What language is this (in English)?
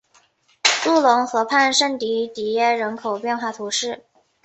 Chinese